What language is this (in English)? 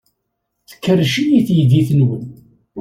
Kabyle